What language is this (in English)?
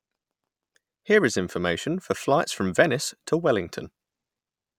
English